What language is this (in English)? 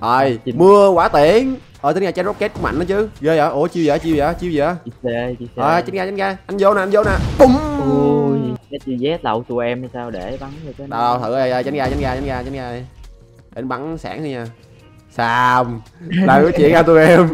Vietnamese